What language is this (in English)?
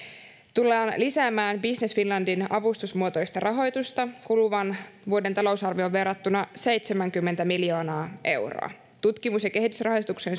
Finnish